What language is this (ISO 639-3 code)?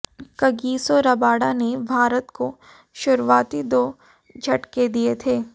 hin